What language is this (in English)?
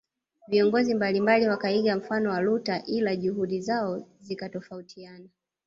Swahili